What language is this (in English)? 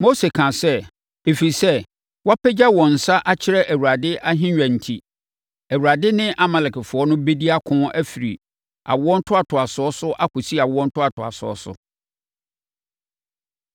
Akan